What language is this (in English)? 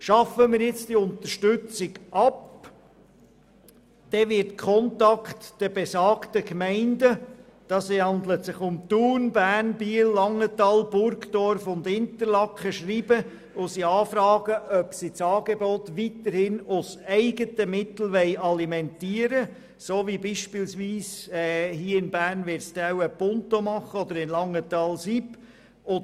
Swiss German